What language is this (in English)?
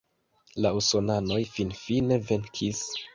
Esperanto